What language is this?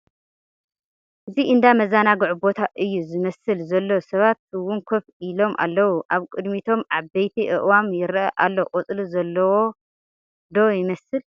Tigrinya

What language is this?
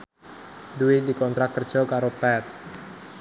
Javanese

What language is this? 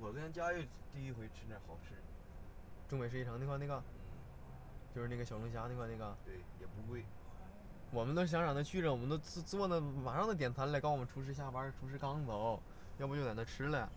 Chinese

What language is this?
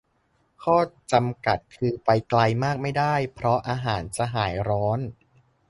Thai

